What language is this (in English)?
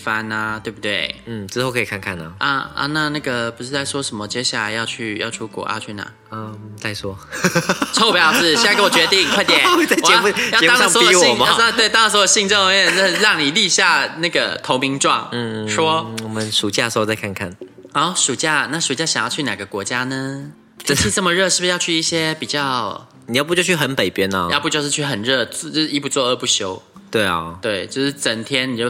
Chinese